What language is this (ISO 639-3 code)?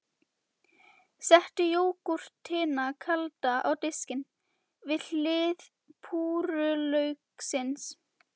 isl